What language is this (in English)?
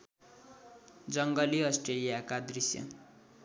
Nepali